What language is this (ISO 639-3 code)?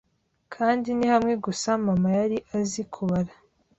kin